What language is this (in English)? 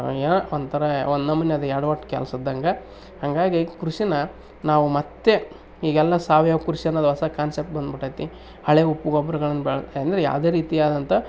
Kannada